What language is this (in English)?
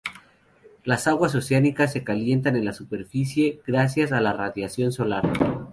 Spanish